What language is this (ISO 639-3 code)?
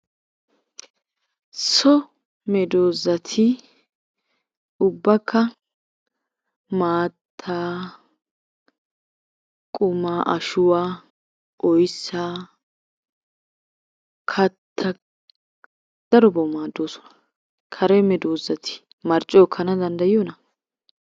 wal